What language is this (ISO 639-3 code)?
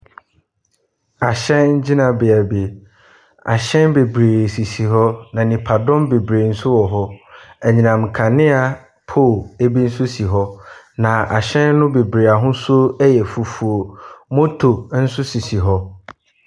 aka